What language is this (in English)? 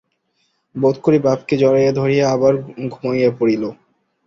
Bangla